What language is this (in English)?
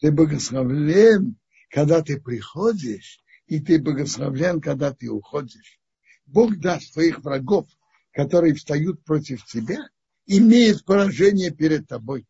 Russian